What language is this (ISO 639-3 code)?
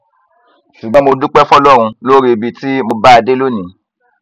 yor